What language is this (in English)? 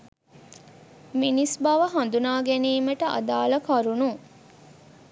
Sinhala